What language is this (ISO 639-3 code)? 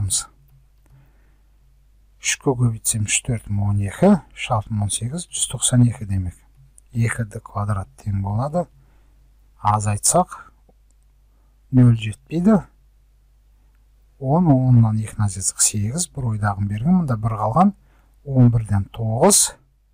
pol